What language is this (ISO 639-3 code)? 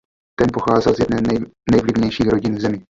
ces